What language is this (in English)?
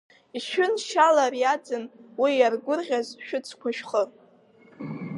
Abkhazian